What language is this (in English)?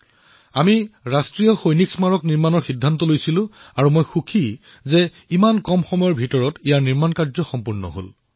Assamese